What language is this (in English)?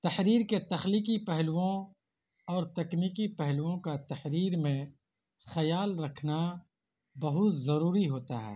Urdu